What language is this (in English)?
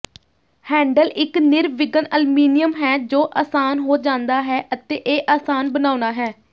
Punjabi